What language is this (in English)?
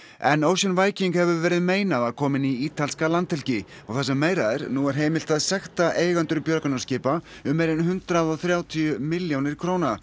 Icelandic